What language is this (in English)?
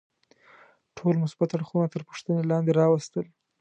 Pashto